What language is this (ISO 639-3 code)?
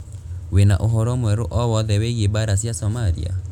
kik